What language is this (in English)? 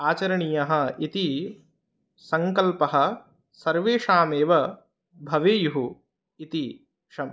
Sanskrit